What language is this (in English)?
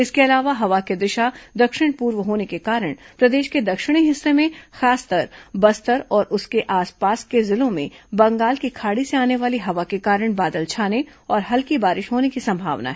Hindi